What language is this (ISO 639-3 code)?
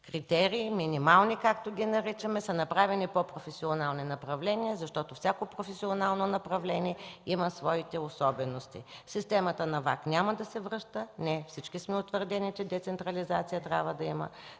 bul